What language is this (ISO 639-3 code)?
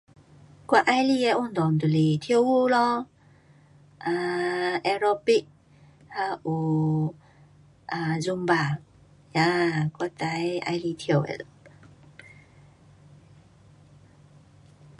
cpx